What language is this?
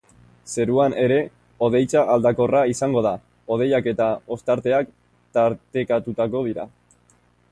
Basque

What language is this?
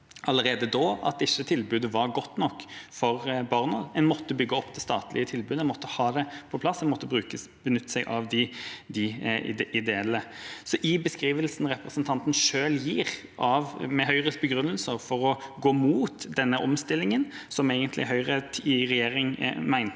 Norwegian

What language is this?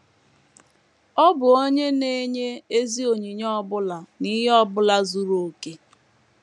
Igbo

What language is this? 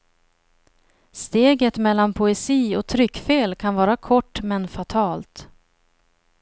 Swedish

